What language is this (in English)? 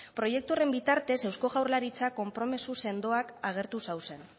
Basque